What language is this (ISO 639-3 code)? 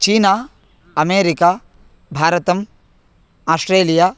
san